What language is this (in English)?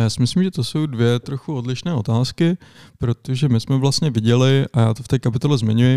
Czech